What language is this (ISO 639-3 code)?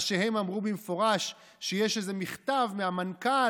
heb